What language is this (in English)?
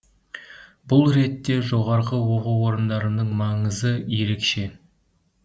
Kazakh